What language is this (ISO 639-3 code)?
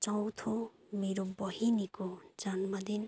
nep